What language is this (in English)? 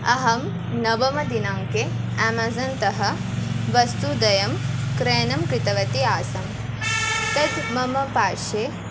Sanskrit